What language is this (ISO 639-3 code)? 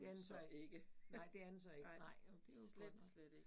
dan